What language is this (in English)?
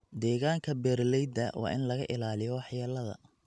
Somali